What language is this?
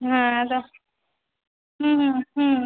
Bangla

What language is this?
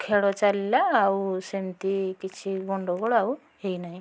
Odia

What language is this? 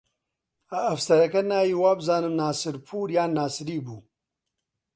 Central Kurdish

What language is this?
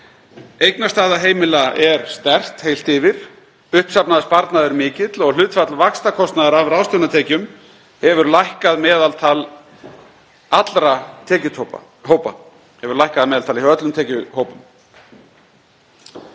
Icelandic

